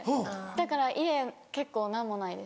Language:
Japanese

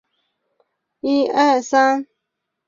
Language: Chinese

